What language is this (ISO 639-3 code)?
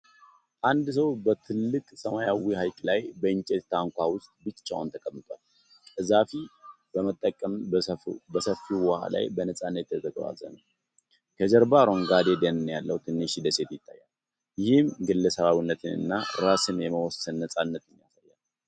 amh